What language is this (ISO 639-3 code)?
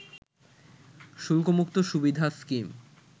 ben